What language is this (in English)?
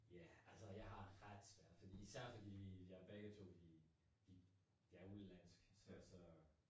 Danish